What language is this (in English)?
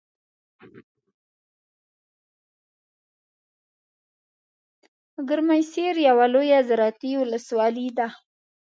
Pashto